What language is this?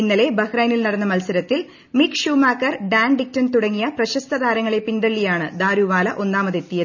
Malayalam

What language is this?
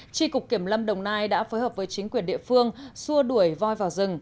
Vietnamese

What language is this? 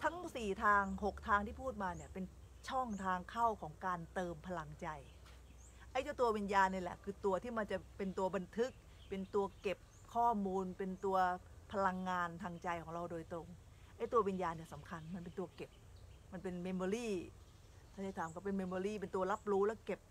Thai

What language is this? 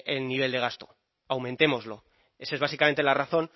Spanish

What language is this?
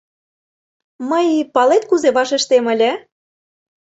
Mari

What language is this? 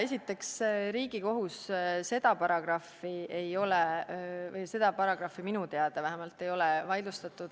Estonian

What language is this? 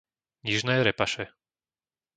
Slovak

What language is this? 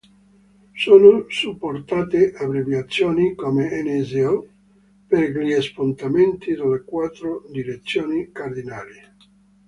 Italian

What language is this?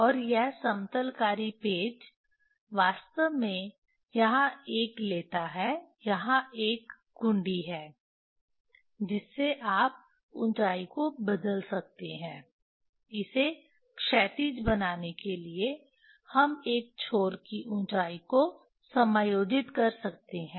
Hindi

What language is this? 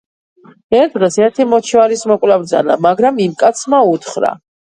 Georgian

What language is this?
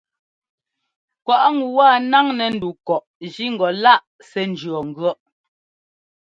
Ngomba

